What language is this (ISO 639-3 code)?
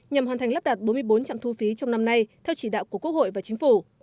vie